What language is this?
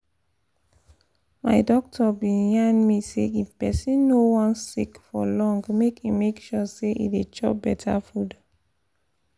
Nigerian Pidgin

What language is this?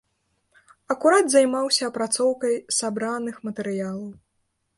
Belarusian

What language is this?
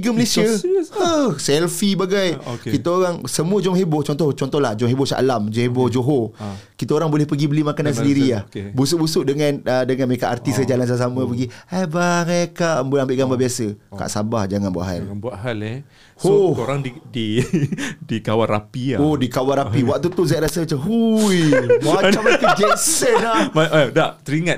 Malay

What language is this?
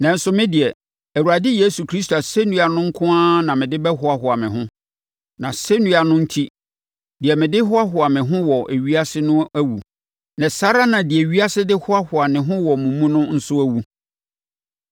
Akan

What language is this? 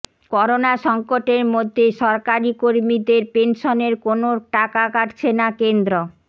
Bangla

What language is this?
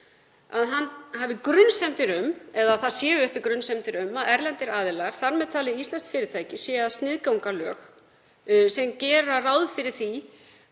Icelandic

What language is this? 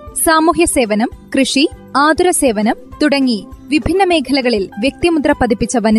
Malayalam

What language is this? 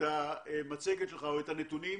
Hebrew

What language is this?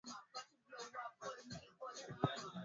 Swahili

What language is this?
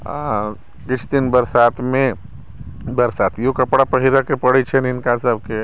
Maithili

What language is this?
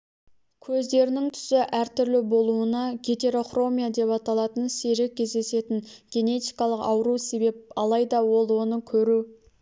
Kazakh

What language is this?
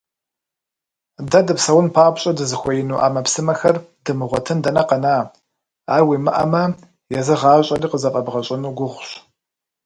Kabardian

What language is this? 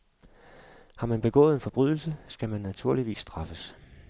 Danish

